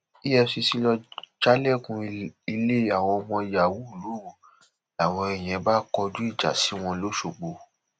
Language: Yoruba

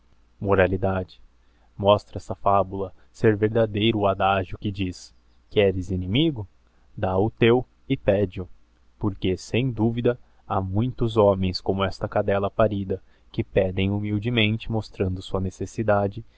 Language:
Portuguese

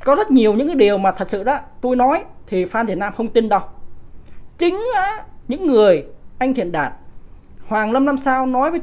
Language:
Vietnamese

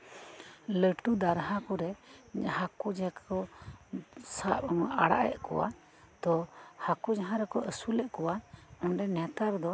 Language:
Santali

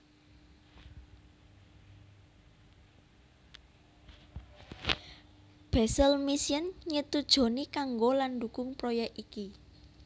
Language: Javanese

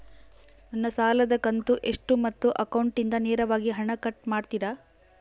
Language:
Kannada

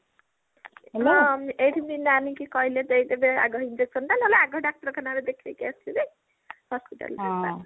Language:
Odia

